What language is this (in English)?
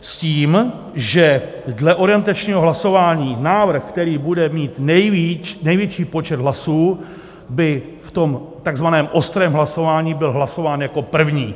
Czech